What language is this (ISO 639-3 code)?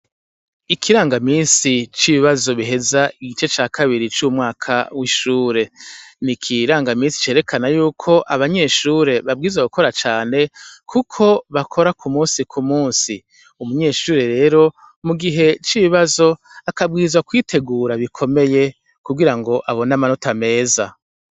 run